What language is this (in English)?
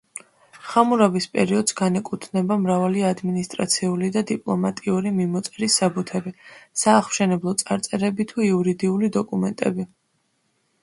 Georgian